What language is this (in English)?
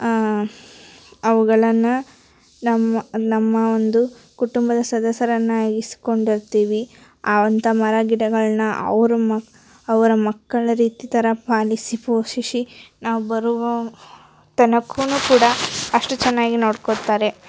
Kannada